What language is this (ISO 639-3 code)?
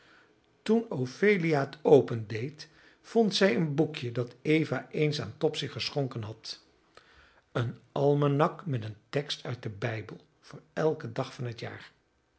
nld